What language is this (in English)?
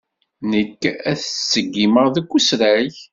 Kabyle